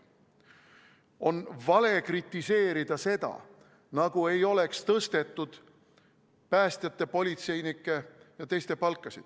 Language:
Estonian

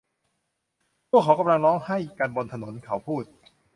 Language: Thai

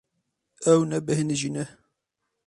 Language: Kurdish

